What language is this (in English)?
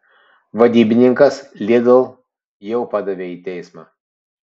Lithuanian